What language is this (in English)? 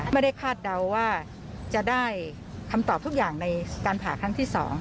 Thai